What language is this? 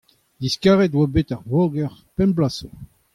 Breton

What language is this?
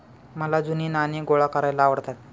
Marathi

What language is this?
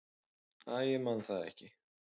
Icelandic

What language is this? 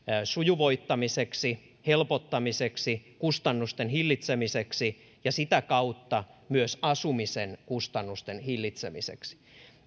Finnish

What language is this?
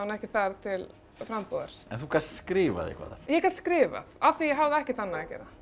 Icelandic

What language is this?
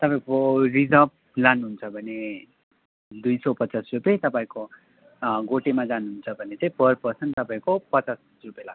Nepali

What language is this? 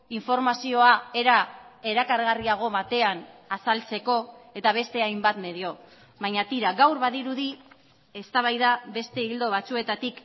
Basque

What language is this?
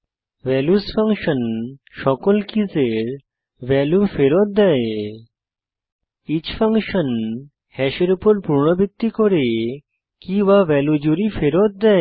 Bangla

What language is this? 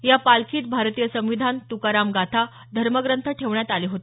Marathi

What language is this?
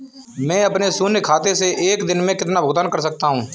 Hindi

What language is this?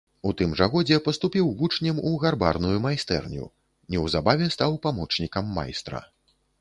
Belarusian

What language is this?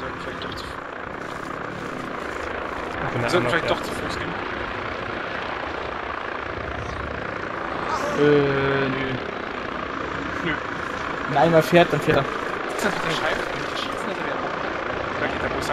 German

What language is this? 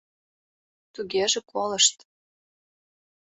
Mari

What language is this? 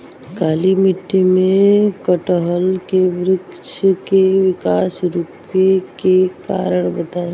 Bhojpuri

